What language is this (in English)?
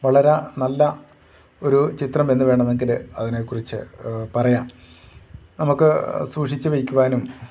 Malayalam